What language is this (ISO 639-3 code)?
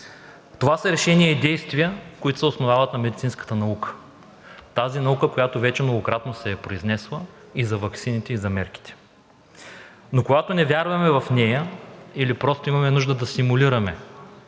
bul